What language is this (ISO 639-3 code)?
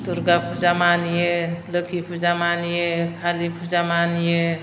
brx